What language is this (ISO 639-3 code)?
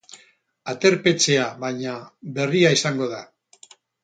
eus